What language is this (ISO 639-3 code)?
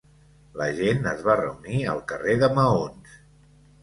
cat